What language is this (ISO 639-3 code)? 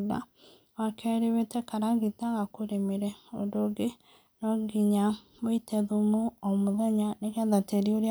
kik